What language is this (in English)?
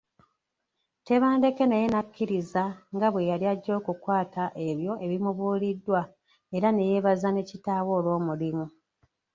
Ganda